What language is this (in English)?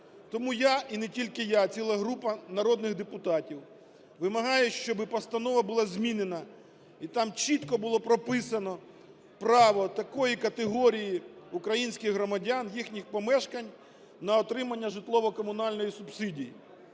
Ukrainian